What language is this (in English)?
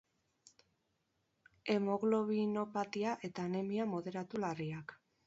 Basque